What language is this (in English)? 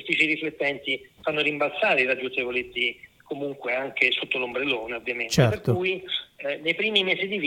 Italian